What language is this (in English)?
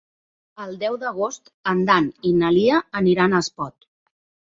Catalan